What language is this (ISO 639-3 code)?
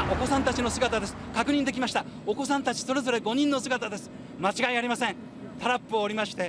kor